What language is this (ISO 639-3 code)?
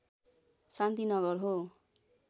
nep